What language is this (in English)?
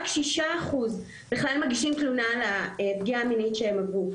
Hebrew